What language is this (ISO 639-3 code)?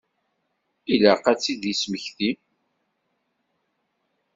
kab